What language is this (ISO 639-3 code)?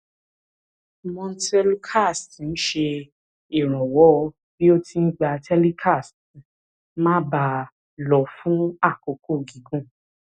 yor